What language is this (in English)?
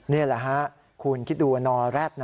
Thai